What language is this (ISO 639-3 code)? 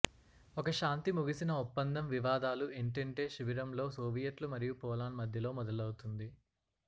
tel